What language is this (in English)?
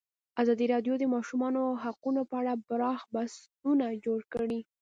Pashto